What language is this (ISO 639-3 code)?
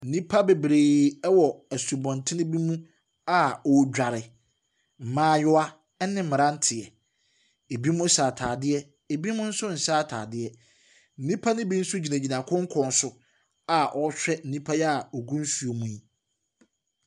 aka